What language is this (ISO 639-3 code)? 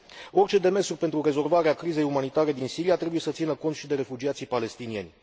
ron